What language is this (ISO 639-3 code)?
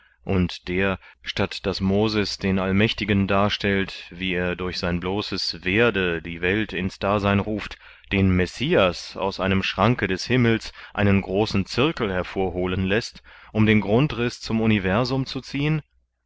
deu